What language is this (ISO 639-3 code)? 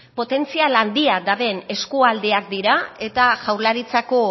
eus